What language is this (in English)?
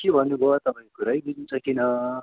Nepali